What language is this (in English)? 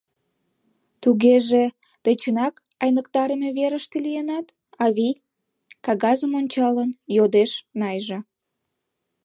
Mari